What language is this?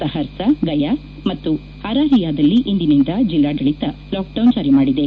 Kannada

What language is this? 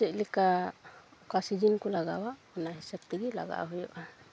Santali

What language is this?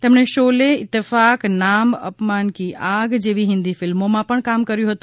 Gujarati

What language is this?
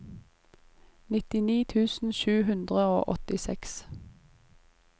Norwegian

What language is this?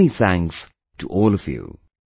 English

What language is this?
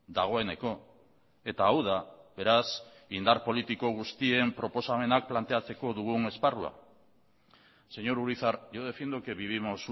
Basque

